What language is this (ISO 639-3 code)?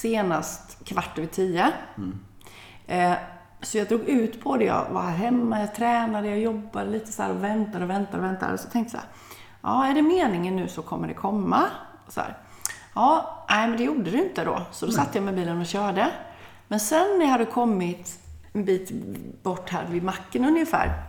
swe